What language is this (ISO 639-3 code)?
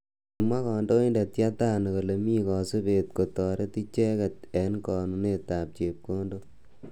kln